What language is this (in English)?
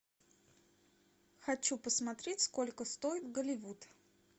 Russian